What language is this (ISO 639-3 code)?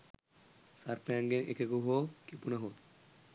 sin